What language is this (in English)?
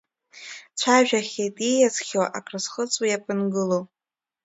Abkhazian